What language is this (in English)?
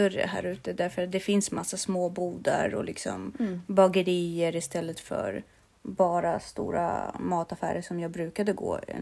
Swedish